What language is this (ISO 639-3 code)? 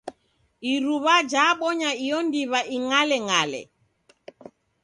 dav